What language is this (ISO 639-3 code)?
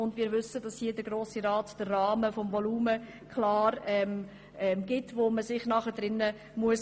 gsw